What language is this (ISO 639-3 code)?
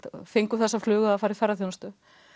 isl